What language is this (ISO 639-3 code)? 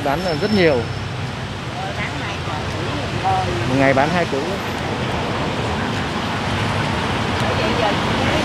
vie